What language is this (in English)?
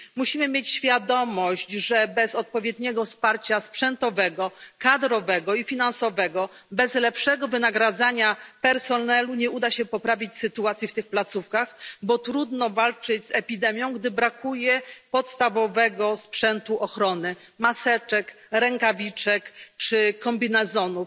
Polish